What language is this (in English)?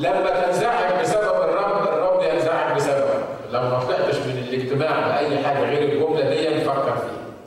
Arabic